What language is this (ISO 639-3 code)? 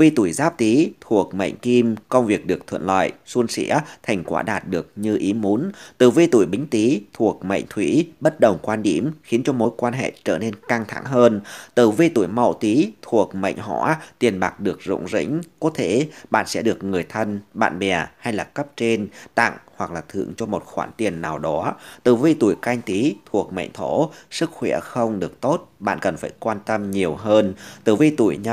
vie